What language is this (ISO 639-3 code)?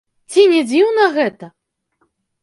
bel